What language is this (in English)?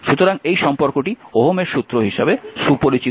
Bangla